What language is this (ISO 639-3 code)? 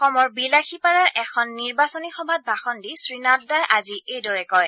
asm